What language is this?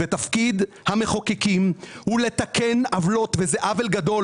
Hebrew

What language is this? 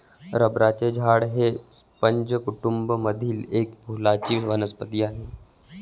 Marathi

